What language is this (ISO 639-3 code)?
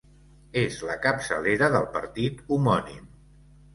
cat